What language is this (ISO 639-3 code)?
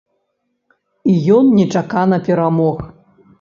bel